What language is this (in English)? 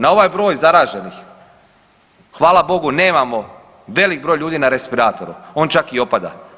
Croatian